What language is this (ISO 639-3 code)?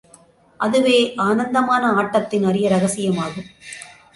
tam